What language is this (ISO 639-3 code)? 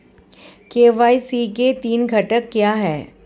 hin